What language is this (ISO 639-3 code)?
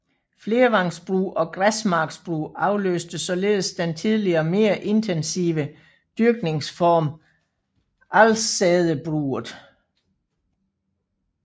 dan